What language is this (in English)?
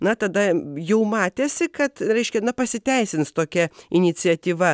Lithuanian